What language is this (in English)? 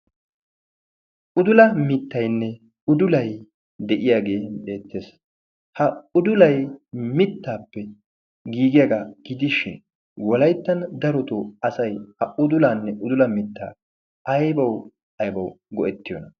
Wolaytta